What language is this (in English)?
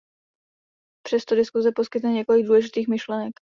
Czech